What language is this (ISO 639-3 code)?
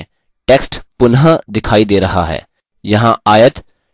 hin